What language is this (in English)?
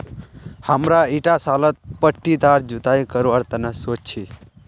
Magahi